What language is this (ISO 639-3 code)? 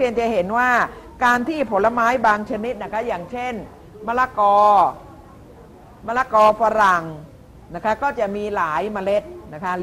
tha